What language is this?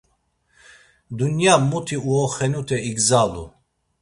Laz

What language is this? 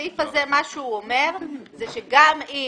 Hebrew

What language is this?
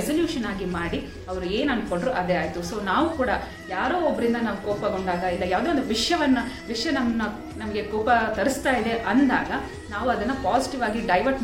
Kannada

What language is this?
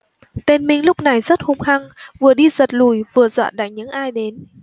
Vietnamese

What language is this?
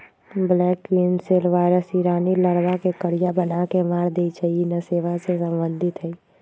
Magahi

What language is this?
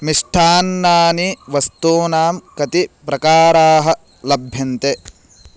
Sanskrit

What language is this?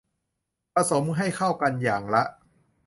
Thai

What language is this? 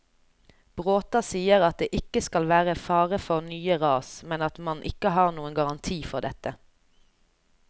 Norwegian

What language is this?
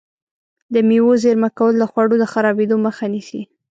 Pashto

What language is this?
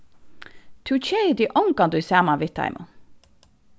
Faroese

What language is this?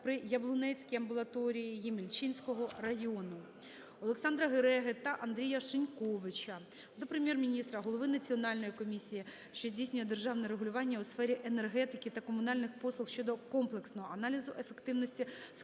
Ukrainian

